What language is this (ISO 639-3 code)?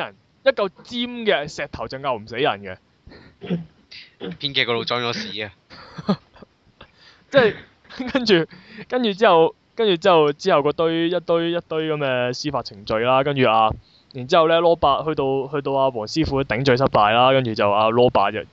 zho